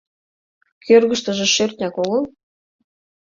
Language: Mari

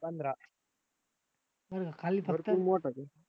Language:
Marathi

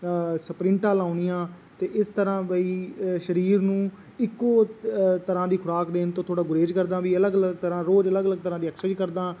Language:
Punjabi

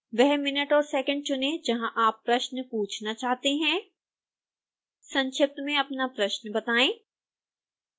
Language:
Hindi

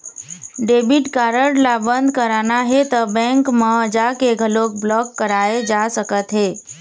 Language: Chhattisgarhi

